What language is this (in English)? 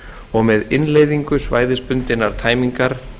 Icelandic